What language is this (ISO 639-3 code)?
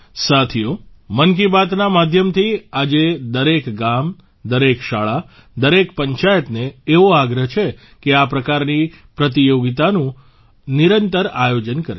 guj